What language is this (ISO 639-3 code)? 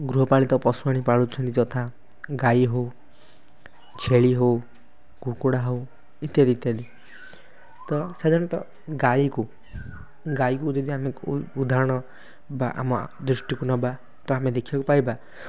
ori